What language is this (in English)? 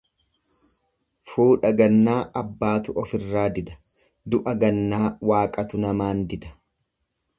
Oromo